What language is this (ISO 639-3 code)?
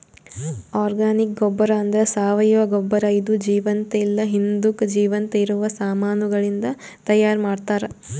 kan